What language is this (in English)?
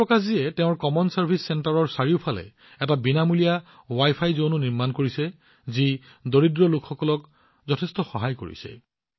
Assamese